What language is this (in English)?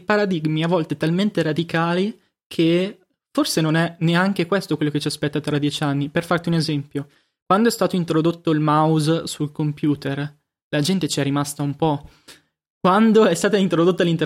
Italian